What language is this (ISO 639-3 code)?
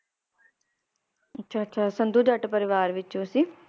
pan